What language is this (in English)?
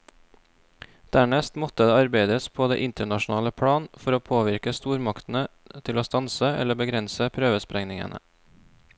Norwegian